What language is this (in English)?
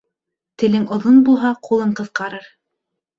Bashkir